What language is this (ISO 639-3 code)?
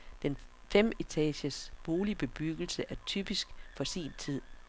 dan